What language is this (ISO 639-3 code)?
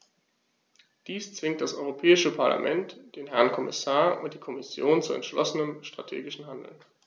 deu